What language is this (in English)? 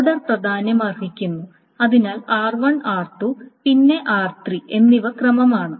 Malayalam